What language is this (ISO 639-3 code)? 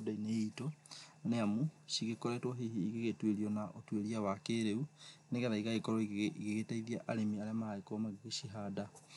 kik